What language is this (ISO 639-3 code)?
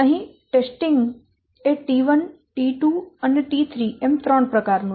guj